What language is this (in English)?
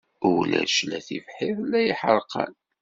Kabyle